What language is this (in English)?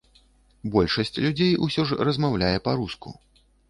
Belarusian